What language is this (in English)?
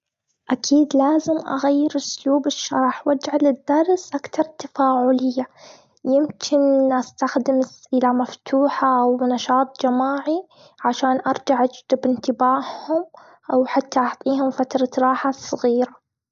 Gulf Arabic